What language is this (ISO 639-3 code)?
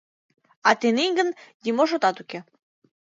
chm